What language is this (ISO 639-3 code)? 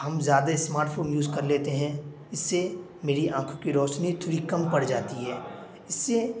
urd